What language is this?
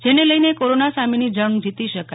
Gujarati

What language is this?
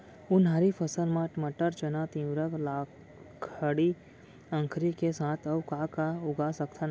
Chhattisgarhi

